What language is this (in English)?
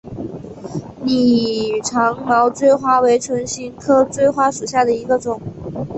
Chinese